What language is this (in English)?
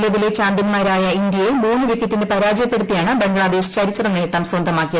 Malayalam